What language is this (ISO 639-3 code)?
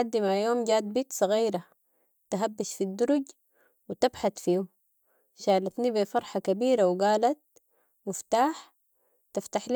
apd